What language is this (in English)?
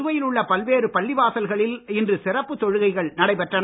Tamil